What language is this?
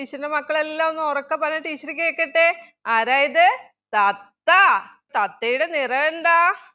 Malayalam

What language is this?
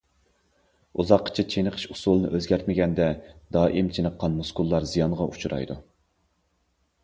Uyghur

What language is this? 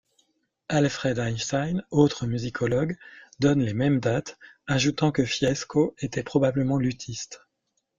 French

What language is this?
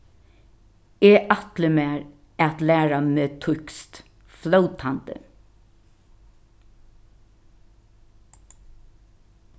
Faroese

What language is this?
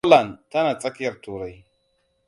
Hausa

